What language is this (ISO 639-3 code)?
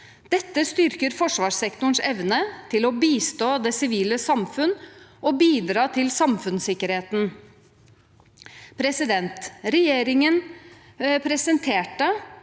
nor